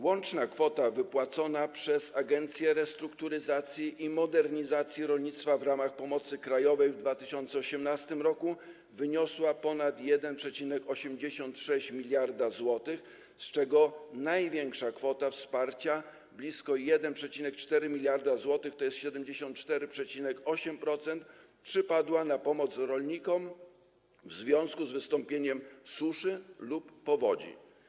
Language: Polish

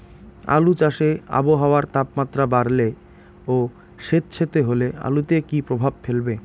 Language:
Bangla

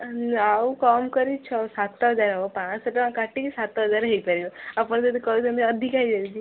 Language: Odia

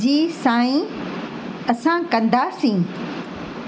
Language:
Sindhi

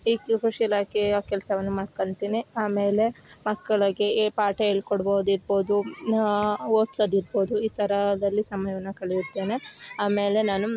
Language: Kannada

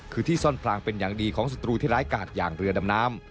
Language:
Thai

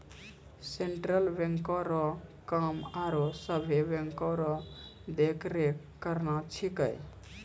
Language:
Maithili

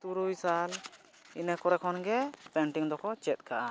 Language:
Santali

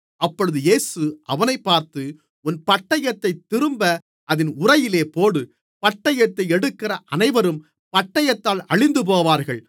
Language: Tamil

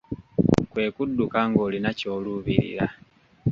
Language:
Ganda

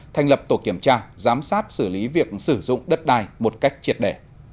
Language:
Vietnamese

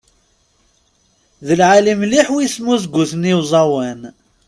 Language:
Kabyle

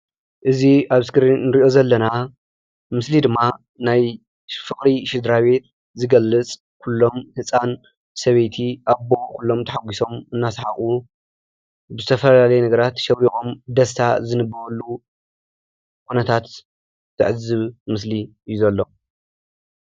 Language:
Tigrinya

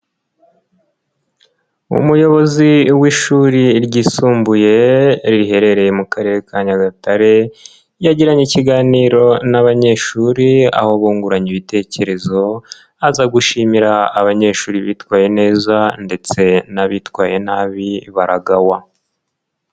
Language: Kinyarwanda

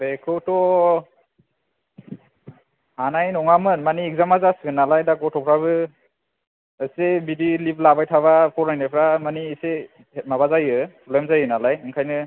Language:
Bodo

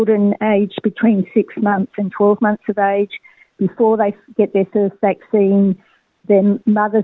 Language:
Indonesian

